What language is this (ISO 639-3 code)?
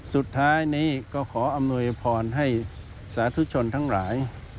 tha